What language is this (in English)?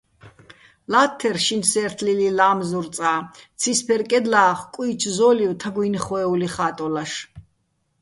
Bats